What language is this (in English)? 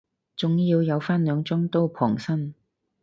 Cantonese